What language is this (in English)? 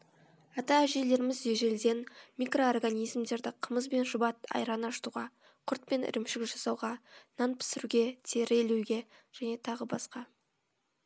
Kazakh